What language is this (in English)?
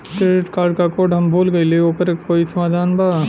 Bhojpuri